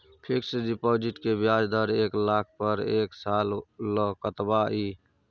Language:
Maithili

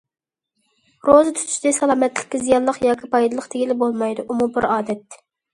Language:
Uyghur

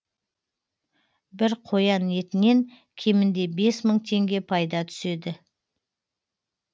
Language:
Kazakh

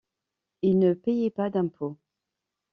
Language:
French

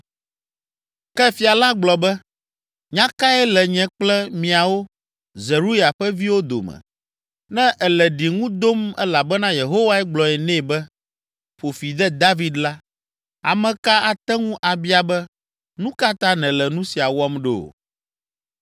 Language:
Ewe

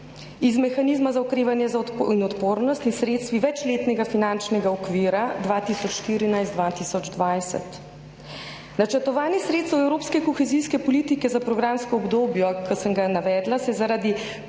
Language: Slovenian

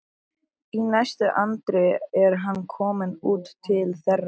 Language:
Icelandic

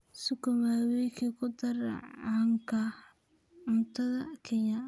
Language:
Somali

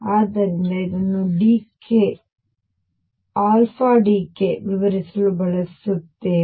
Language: Kannada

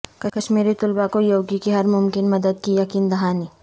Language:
Urdu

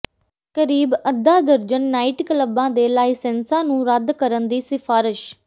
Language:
Punjabi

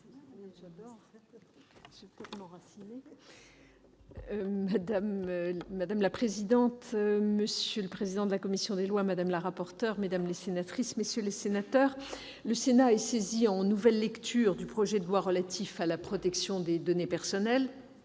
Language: French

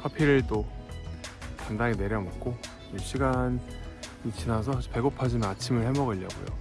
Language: Korean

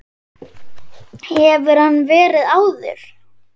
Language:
Icelandic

